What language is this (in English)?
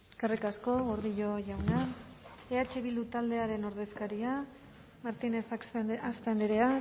Basque